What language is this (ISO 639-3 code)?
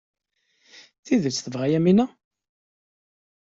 kab